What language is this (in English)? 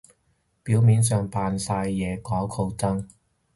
Cantonese